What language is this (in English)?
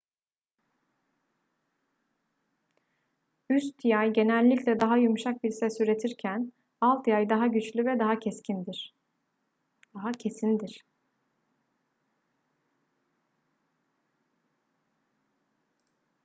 Turkish